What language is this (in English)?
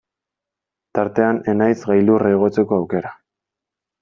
Basque